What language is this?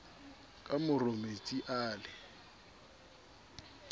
Southern Sotho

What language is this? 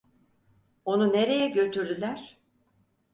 Turkish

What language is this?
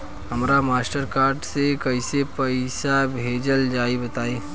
Bhojpuri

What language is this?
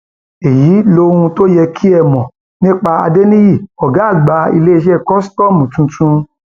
Yoruba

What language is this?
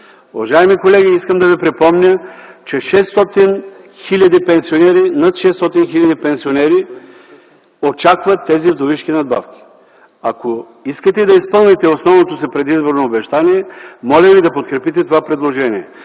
Bulgarian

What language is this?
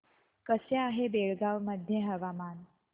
Marathi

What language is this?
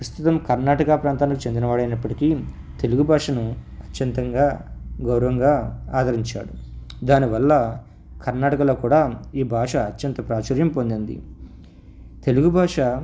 Telugu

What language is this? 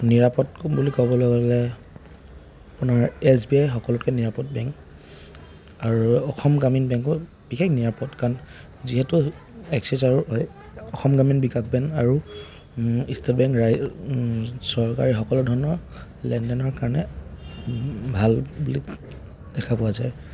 Assamese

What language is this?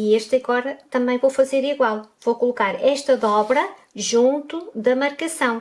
Portuguese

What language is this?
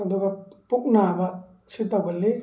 Manipuri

